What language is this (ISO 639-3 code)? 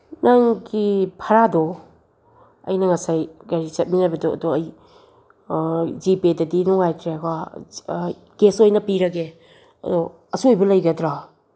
mni